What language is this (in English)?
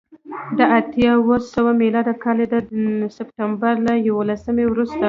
Pashto